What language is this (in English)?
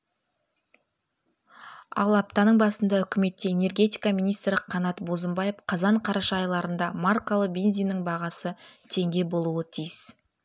Kazakh